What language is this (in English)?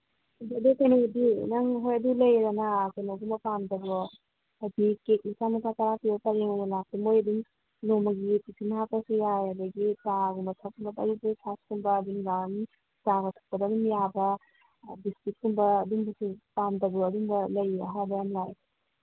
Manipuri